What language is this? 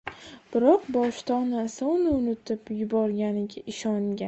Uzbek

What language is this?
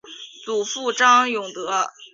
Chinese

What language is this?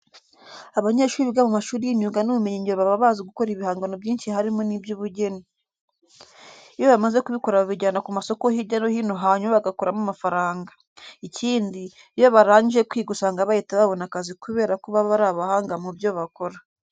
Kinyarwanda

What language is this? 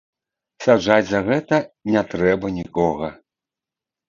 Belarusian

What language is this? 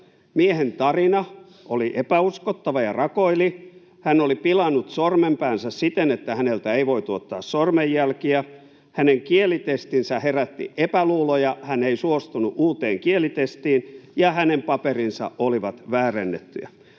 Finnish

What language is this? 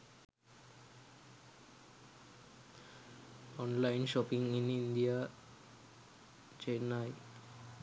Sinhala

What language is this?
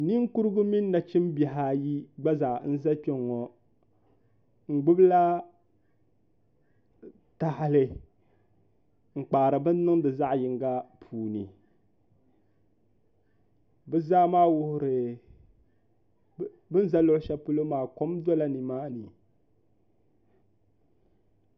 Dagbani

